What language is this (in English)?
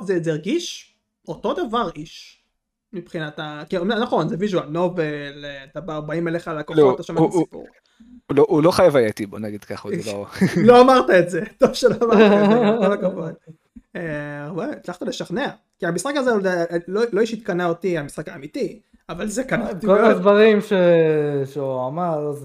Hebrew